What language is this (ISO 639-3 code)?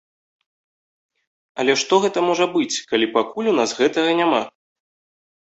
bel